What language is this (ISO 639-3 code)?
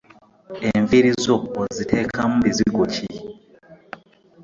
lug